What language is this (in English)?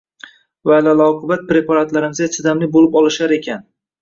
Uzbek